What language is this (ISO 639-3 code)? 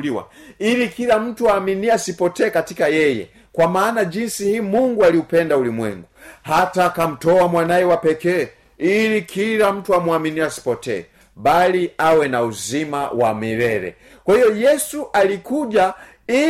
swa